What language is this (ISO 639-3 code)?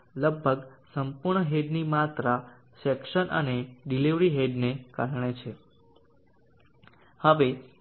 guj